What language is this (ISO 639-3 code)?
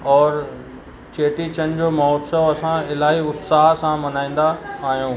snd